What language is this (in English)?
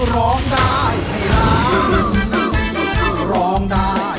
Thai